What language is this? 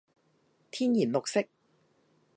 Cantonese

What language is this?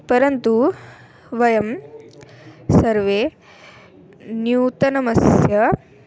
Sanskrit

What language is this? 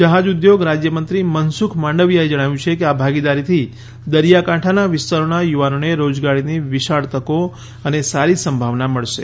Gujarati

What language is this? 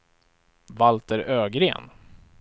Swedish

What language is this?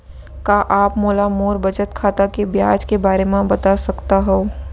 Chhattisgarhi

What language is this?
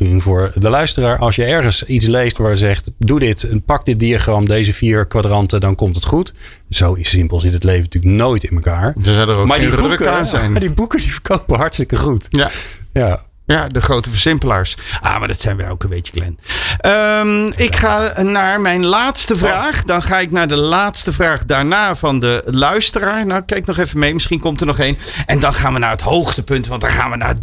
Dutch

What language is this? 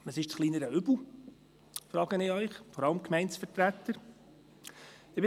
Swiss German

